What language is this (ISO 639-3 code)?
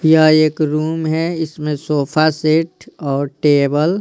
hin